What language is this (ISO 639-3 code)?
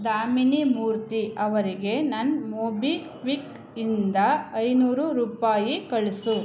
kan